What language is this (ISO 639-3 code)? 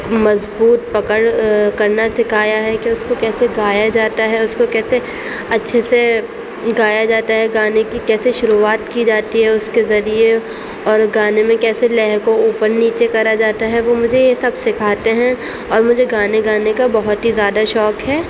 urd